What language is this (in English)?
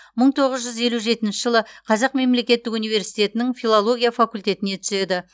Kazakh